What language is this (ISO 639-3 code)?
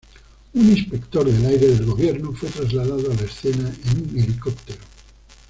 spa